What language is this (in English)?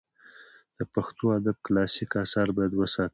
Pashto